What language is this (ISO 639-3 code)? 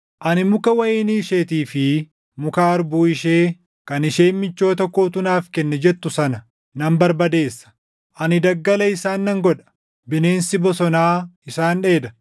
orm